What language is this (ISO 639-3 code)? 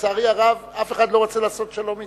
heb